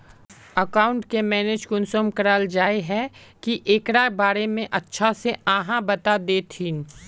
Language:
Magahi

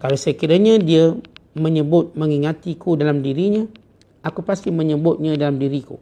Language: Malay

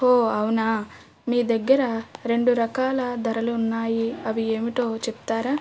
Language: Telugu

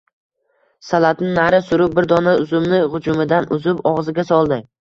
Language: Uzbek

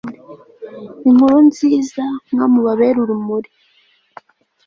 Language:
Kinyarwanda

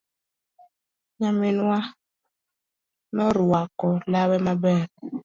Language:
Luo (Kenya and Tanzania)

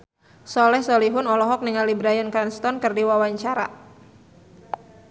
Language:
Sundanese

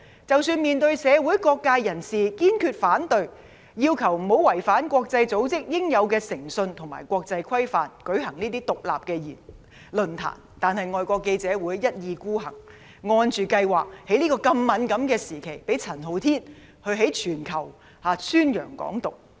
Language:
Cantonese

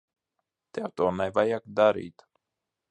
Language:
Latvian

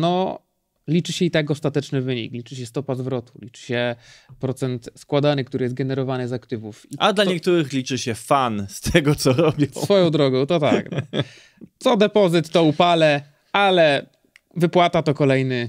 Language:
Polish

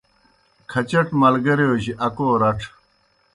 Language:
Kohistani Shina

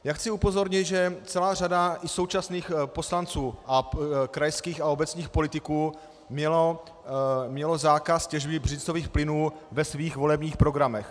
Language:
Czech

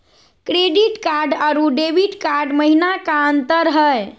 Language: Magahi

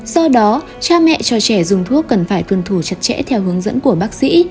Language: Vietnamese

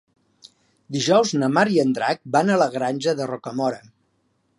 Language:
Catalan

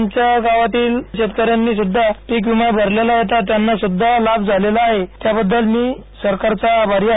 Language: Marathi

